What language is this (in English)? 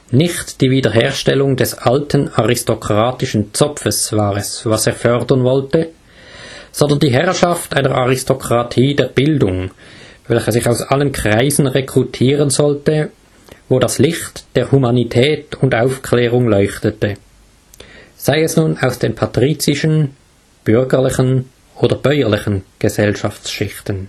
German